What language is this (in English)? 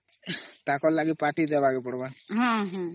Odia